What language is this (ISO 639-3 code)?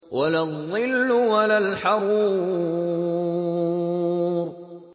ara